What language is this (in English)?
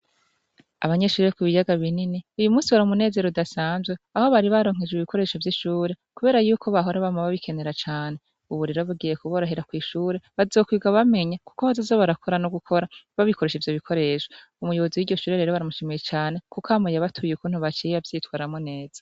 Rundi